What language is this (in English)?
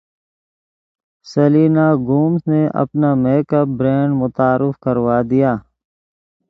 Urdu